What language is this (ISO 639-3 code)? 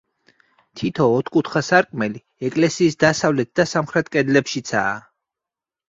kat